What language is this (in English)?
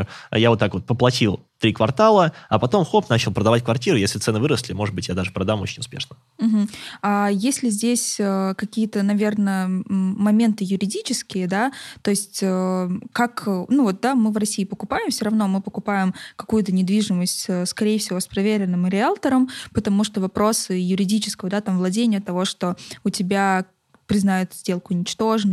Russian